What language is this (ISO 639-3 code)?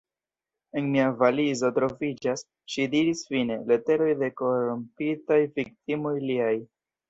epo